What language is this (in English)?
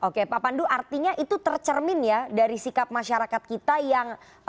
Indonesian